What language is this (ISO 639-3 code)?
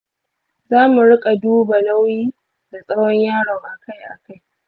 hau